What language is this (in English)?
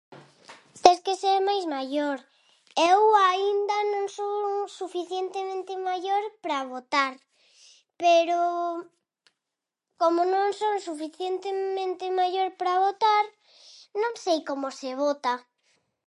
Galician